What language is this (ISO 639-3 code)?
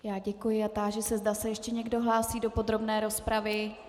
ces